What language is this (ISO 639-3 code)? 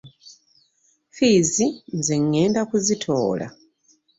lug